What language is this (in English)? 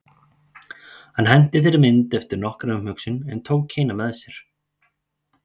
Icelandic